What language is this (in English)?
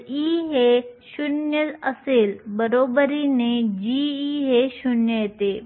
Marathi